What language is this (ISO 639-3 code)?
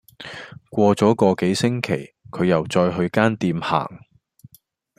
yue